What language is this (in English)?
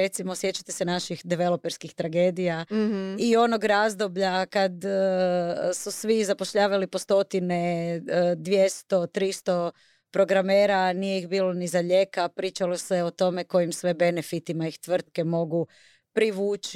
Croatian